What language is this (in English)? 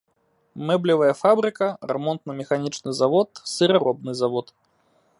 Belarusian